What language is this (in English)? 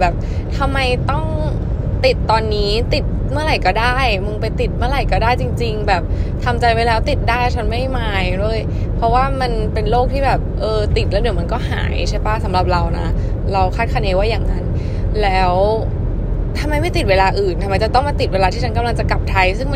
Thai